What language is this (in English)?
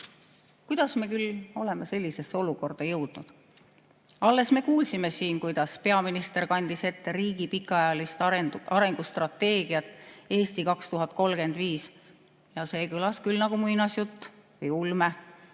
Estonian